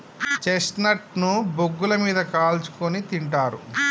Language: Telugu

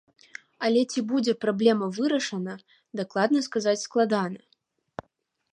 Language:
Belarusian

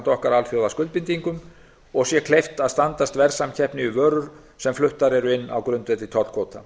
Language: Icelandic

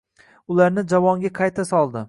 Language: Uzbek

